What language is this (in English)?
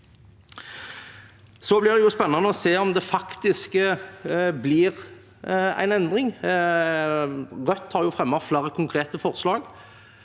Norwegian